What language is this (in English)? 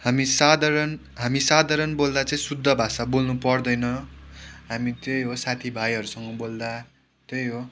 Nepali